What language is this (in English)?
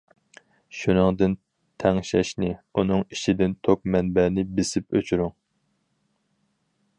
Uyghur